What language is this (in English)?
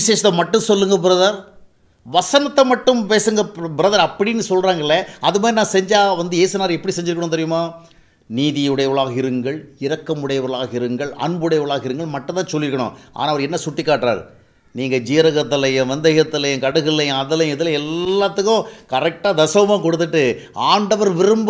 Thai